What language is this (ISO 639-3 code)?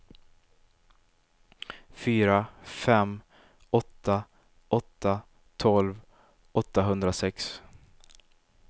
swe